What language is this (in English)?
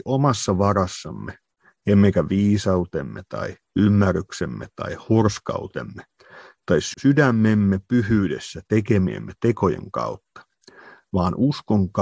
Finnish